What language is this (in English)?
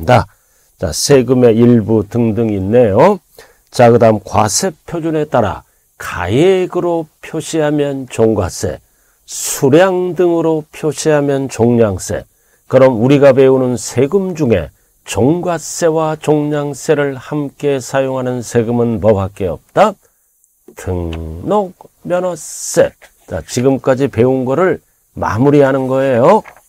Korean